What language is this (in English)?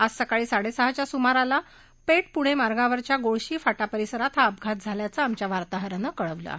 Marathi